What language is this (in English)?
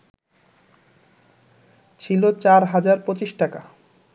Bangla